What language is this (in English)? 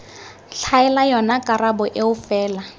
Tswana